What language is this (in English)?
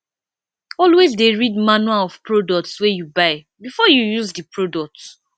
Nigerian Pidgin